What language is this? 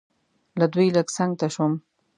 Pashto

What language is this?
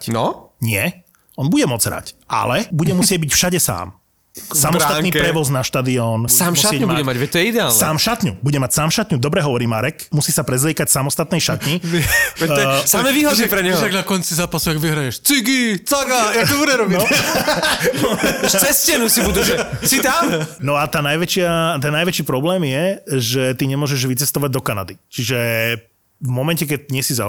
Slovak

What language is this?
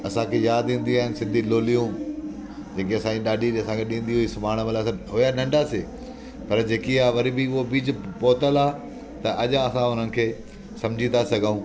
Sindhi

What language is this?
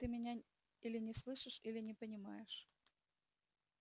Russian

